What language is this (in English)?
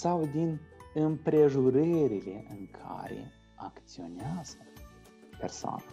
Romanian